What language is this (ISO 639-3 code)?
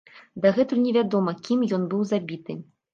bel